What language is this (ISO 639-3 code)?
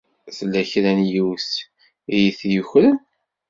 kab